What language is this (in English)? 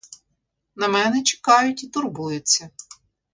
Ukrainian